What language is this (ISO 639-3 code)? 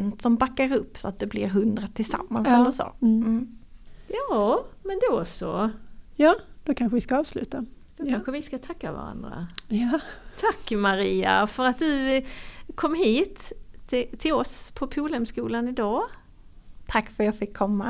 swe